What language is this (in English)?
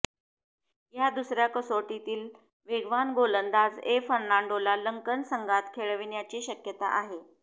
Marathi